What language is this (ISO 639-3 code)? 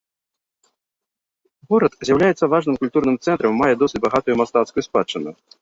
bel